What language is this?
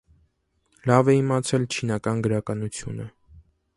Armenian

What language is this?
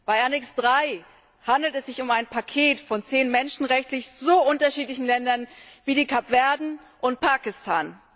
German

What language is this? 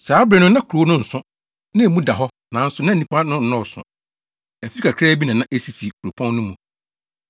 Akan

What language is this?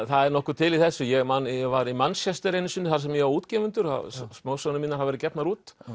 Icelandic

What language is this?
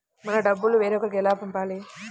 Telugu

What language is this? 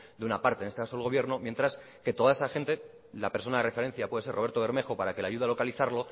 Spanish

